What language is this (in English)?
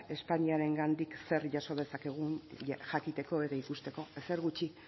Basque